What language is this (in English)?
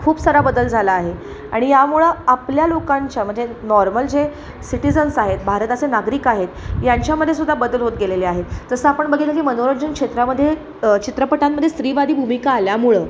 Marathi